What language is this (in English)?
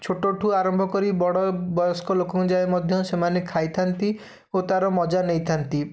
Odia